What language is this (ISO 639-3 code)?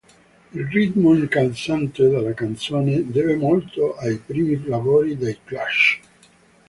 ita